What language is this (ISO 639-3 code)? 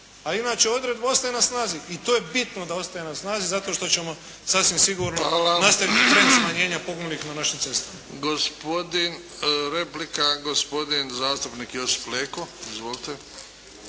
hrv